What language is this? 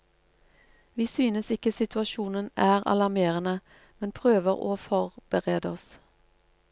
Norwegian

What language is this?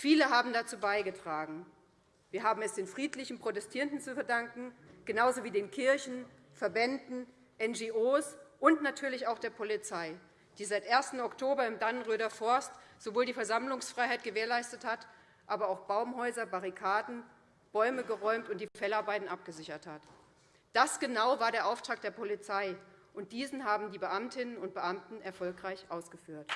German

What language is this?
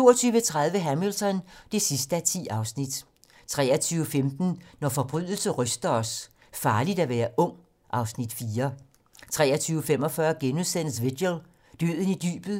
Danish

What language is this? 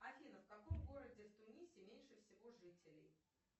Russian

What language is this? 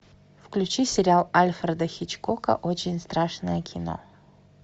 Russian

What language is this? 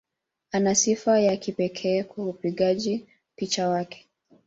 Swahili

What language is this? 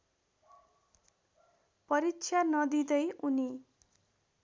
Nepali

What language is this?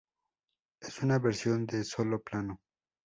Spanish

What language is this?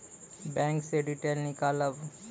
Maithili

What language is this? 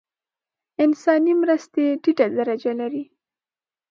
Pashto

